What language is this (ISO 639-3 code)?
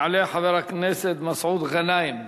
heb